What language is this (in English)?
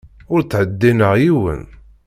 Kabyle